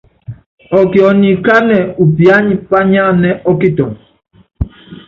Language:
Yangben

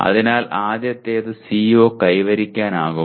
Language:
Malayalam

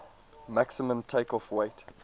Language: English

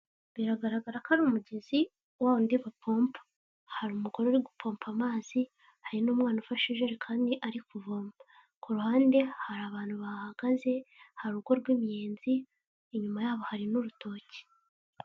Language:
Kinyarwanda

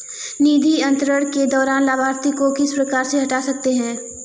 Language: Hindi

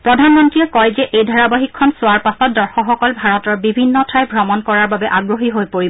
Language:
Assamese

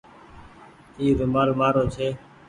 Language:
Goaria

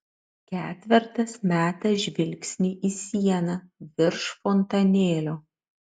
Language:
Lithuanian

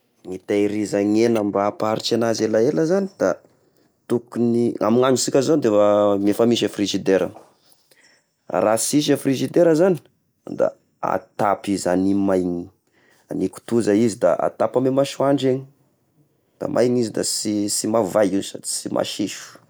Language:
Tesaka Malagasy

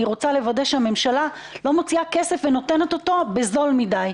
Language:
Hebrew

